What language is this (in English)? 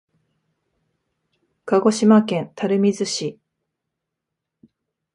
Japanese